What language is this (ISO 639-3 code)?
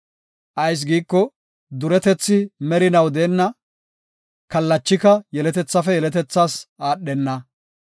gof